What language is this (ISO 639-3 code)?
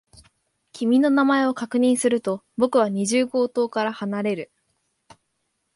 jpn